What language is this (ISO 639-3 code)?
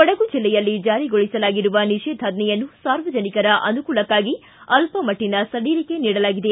kan